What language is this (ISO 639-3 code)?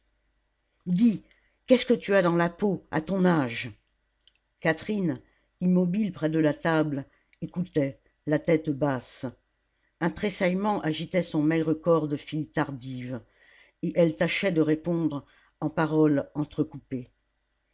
fra